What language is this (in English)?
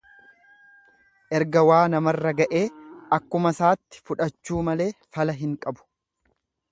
Oromo